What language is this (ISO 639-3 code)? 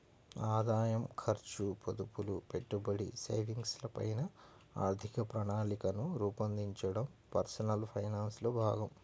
tel